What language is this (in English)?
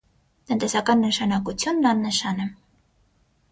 Armenian